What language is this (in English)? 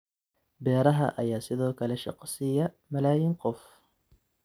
Somali